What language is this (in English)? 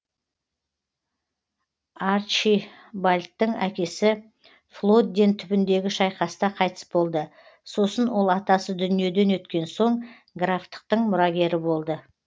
Kazakh